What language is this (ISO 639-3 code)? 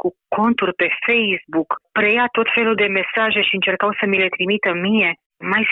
ron